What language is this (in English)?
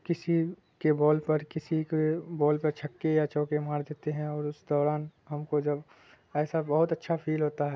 Urdu